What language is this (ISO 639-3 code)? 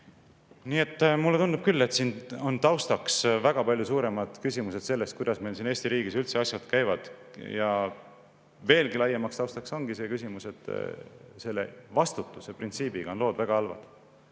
est